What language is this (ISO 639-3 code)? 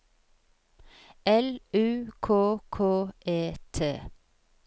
nor